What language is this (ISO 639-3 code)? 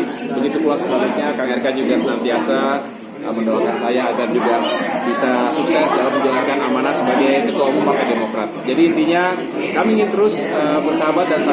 ind